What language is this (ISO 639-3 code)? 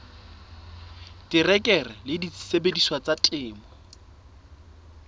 sot